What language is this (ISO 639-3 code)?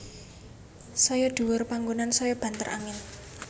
jav